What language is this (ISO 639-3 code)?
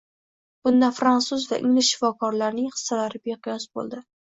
uzb